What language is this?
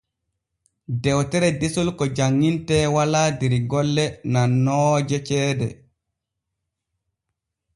Borgu Fulfulde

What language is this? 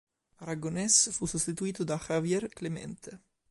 Italian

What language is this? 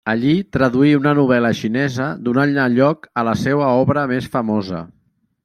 Catalan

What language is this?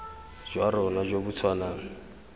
Tswana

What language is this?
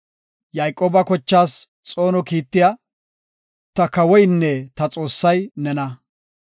Gofa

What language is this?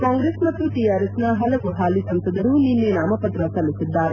Kannada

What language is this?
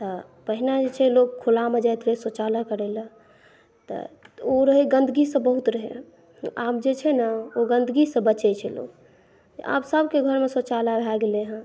Maithili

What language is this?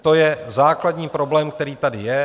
Czech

